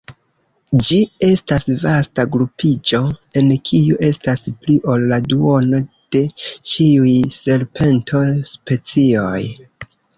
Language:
Esperanto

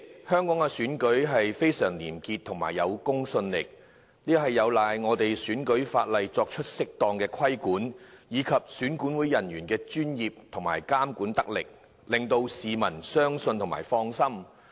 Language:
Cantonese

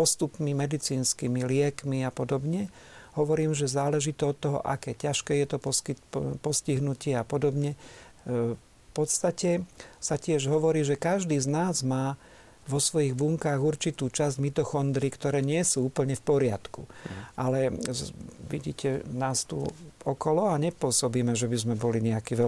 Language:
Slovak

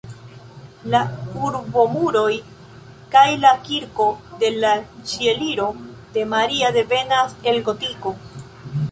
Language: Esperanto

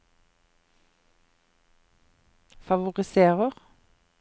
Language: Norwegian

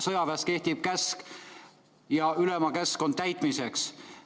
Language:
Estonian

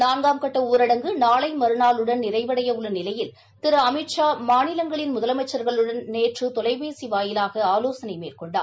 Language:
Tamil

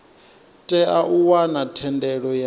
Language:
Venda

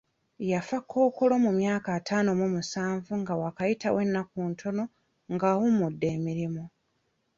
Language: Ganda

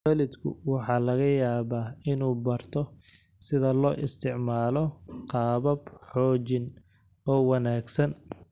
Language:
Somali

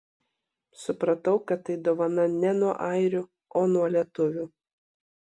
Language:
Lithuanian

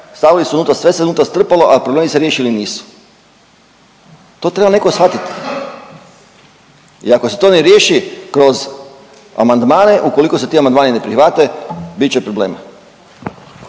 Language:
Croatian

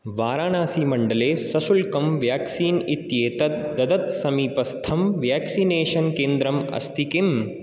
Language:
Sanskrit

